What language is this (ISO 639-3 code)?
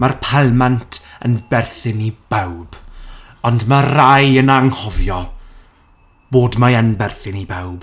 cym